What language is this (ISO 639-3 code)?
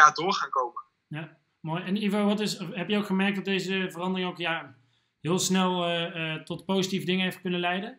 nld